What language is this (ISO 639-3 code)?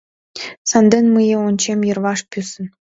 chm